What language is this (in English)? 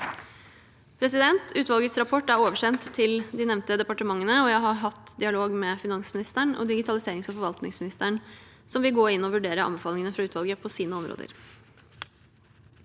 Norwegian